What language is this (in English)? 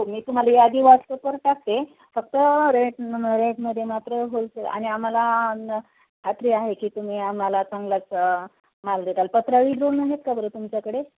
Marathi